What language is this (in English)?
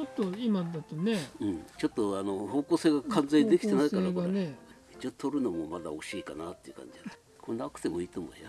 Japanese